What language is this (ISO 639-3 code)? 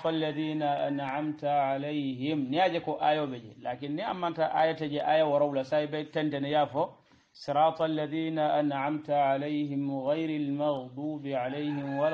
ara